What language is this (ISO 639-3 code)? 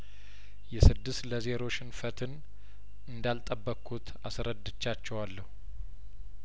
amh